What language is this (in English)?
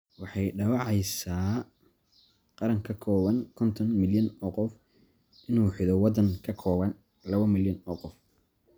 Somali